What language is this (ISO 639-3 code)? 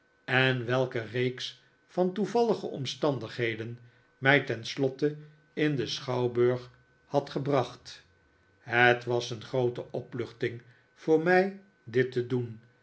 nld